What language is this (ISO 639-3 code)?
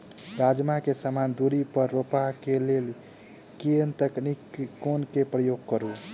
mai